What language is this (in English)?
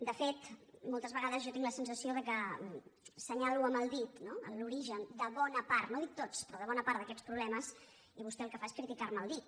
Catalan